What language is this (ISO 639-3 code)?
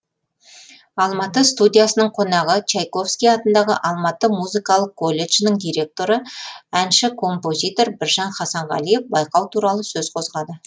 kaz